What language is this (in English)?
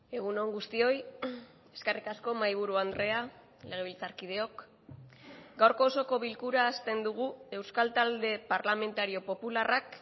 Basque